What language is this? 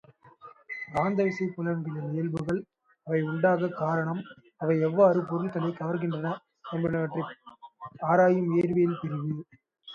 Tamil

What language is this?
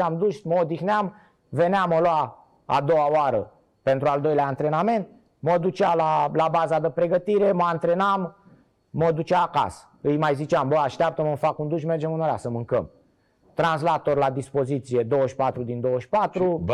Romanian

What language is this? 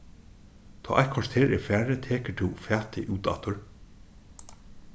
Faroese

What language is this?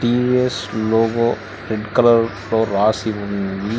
Telugu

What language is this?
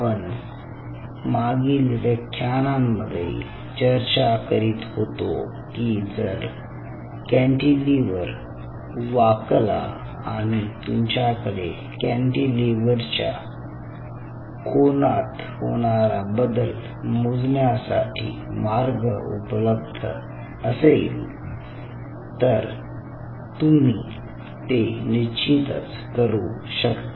Marathi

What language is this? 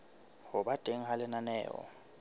Southern Sotho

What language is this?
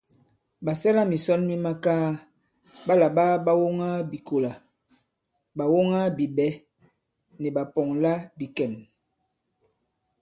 Bankon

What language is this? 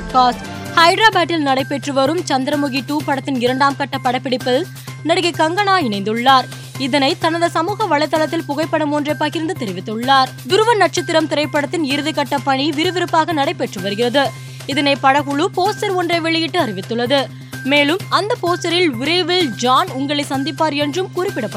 Tamil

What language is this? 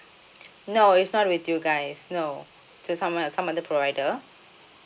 English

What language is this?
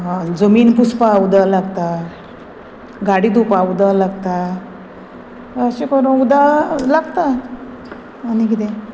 Konkani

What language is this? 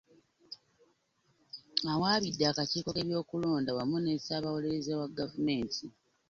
Ganda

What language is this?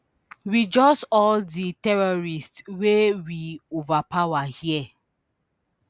Nigerian Pidgin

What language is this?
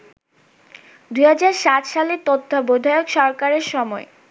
Bangla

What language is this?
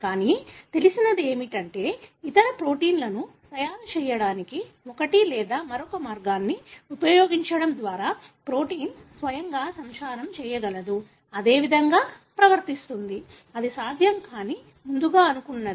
Telugu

